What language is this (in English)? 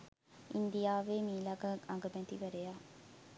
Sinhala